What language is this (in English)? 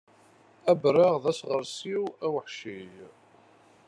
Kabyle